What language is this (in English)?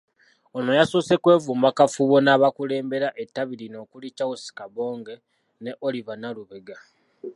Ganda